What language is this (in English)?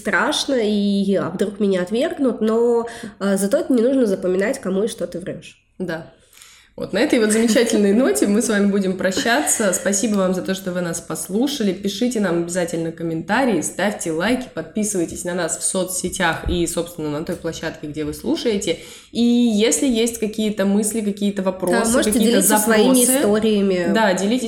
Russian